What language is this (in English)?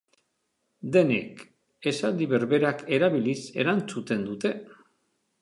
Basque